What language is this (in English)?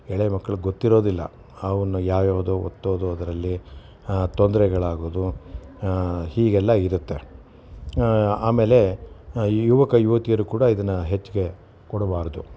Kannada